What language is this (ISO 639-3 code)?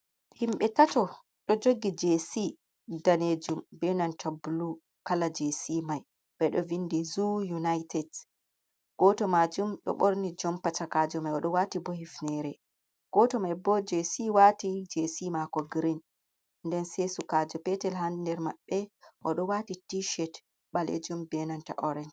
ful